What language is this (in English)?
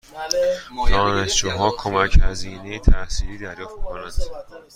Persian